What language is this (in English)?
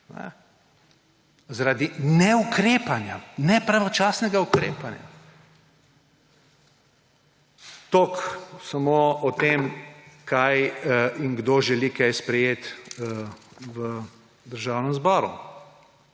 Slovenian